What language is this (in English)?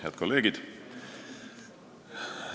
Estonian